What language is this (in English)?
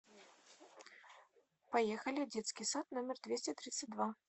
Russian